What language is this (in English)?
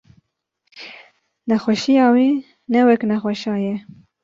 Kurdish